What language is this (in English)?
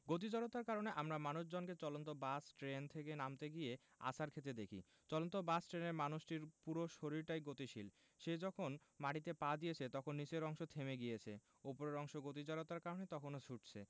Bangla